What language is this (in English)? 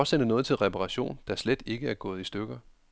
Danish